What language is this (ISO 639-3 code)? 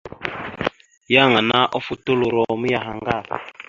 mxu